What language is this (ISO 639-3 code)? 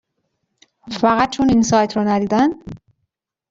fas